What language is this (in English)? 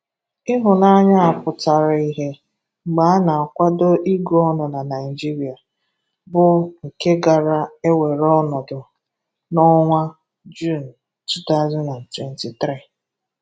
Igbo